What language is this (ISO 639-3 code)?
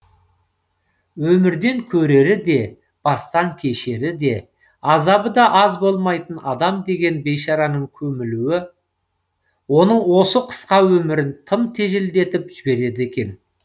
kaz